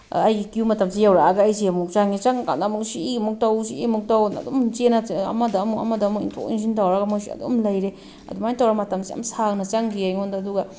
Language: Manipuri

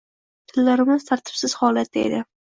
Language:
Uzbek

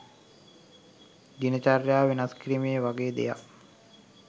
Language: Sinhala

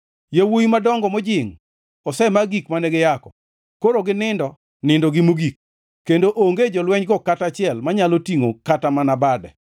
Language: Luo (Kenya and Tanzania)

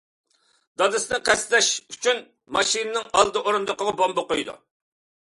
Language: Uyghur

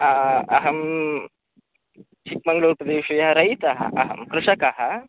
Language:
Sanskrit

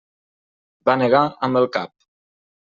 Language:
Catalan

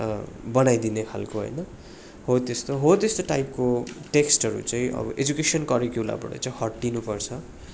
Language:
Nepali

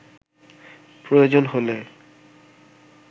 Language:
Bangla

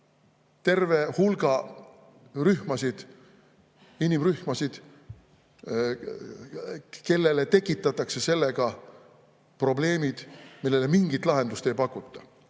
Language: Estonian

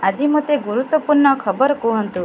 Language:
Odia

